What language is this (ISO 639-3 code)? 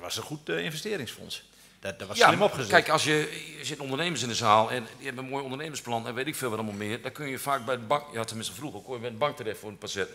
nld